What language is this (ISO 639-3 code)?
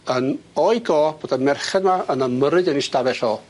cym